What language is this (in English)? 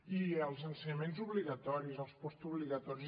Catalan